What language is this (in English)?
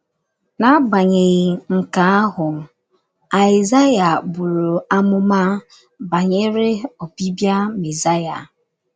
Igbo